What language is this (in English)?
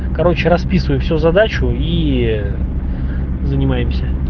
Russian